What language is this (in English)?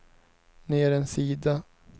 Swedish